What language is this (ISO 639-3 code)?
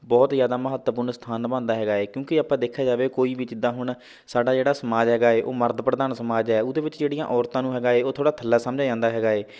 pan